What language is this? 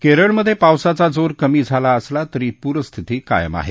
Marathi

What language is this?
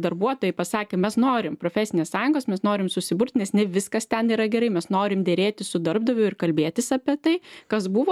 Lithuanian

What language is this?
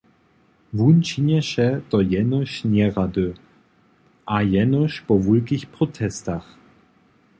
Upper Sorbian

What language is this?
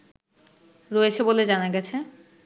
Bangla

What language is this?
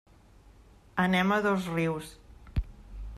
Catalan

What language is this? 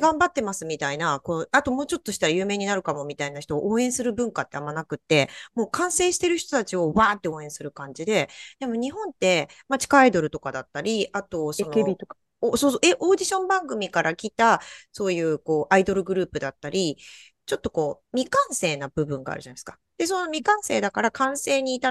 Japanese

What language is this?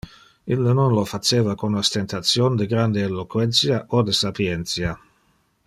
Interlingua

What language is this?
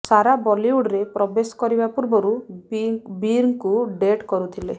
Odia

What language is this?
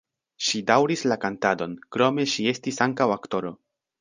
Esperanto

